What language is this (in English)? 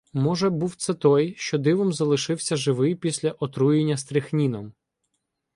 Ukrainian